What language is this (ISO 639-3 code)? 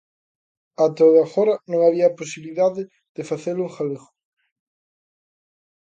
glg